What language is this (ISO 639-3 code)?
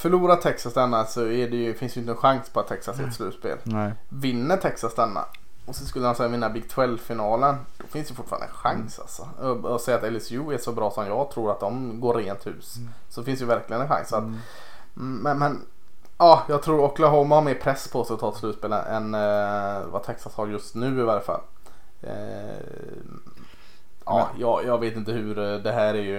swe